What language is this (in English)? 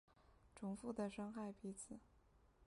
Chinese